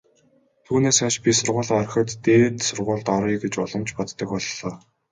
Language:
Mongolian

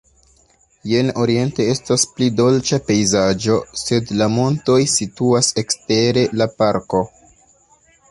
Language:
Esperanto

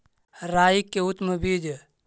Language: Magahi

